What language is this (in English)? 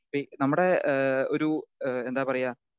Malayalam